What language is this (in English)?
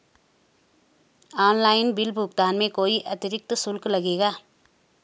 Hindi